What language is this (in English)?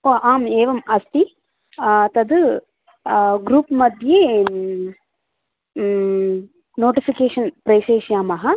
Sanskrit